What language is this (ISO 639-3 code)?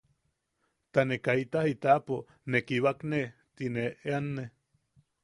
yaq